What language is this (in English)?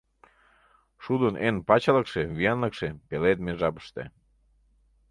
Mari